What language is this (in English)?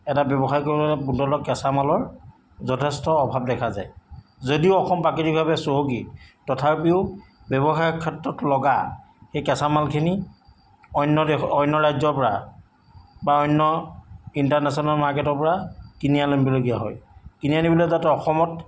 Assamese